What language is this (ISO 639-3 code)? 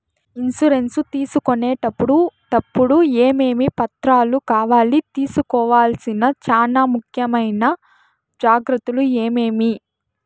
tel